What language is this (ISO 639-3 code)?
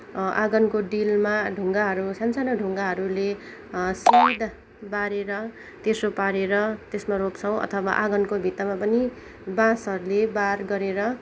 nep